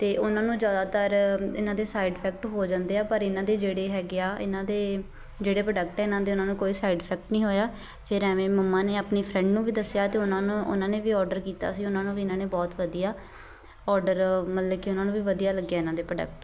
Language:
Punjabi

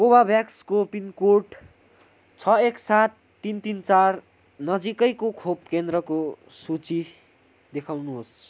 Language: Nepali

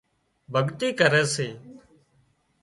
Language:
Wadiyara Koli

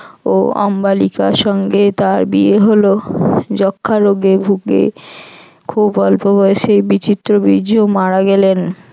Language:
Bangla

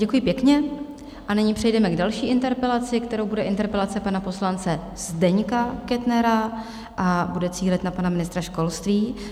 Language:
Czech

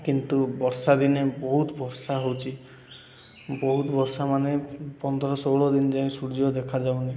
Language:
Odia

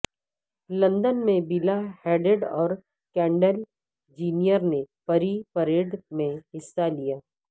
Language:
Urdu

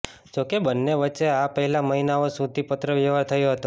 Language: Gujarati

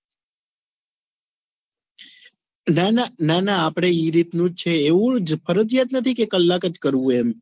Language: Gujarati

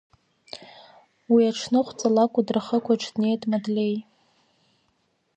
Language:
Abkhazian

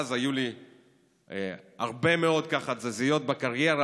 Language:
Hebrew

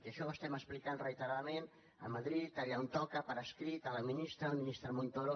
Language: Catalan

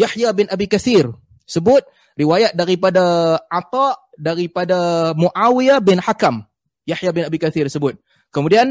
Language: Malay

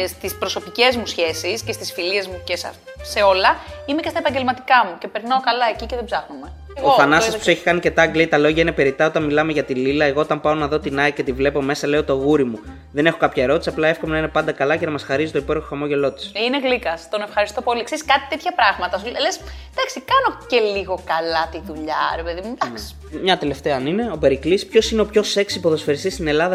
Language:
Greek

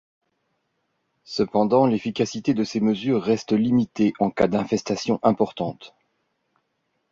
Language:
French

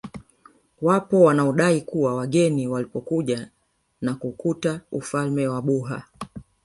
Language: Swahili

